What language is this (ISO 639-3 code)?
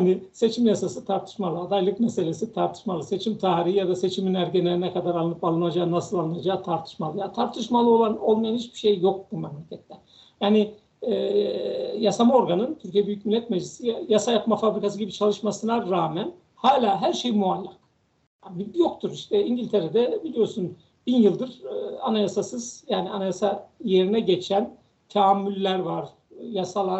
tur